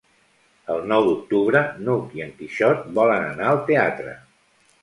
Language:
Catalan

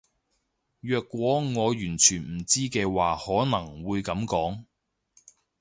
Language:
Cantonese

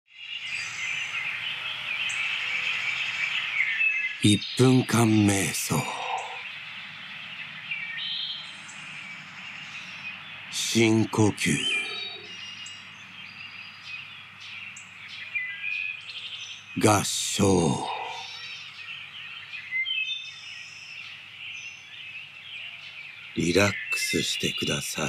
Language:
Japanese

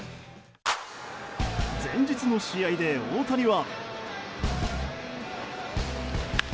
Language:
Japanese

